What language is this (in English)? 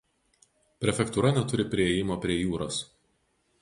Lithuanian